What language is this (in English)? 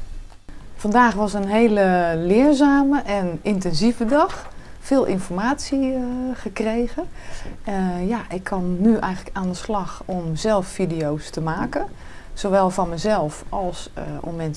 Dutch